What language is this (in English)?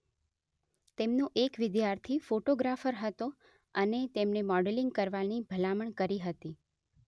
Gujarati